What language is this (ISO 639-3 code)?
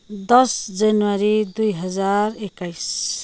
nep